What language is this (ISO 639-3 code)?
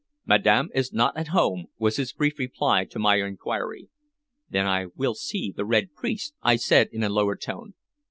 eng